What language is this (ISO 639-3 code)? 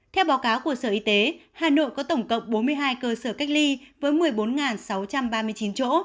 vie